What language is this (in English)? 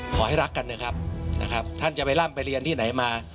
Thai